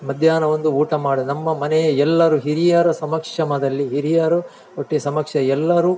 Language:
Kannada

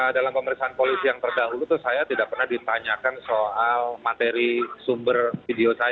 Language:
Indonesian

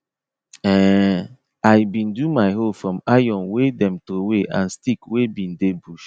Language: Nigerian Pidgin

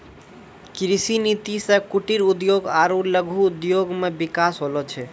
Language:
Maithili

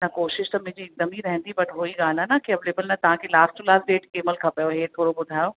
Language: Sindhi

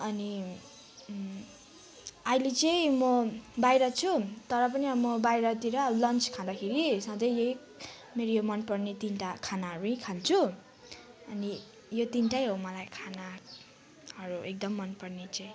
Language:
Nepali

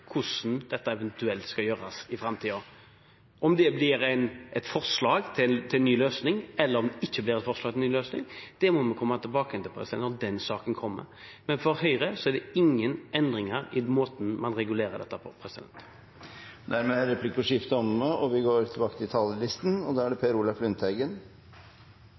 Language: Norwegian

